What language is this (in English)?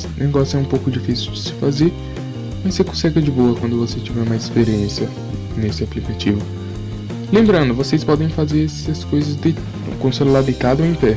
Portuguese